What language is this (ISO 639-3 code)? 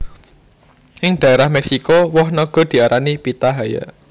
jav